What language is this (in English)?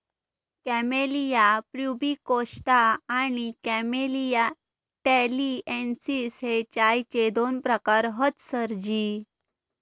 Marathi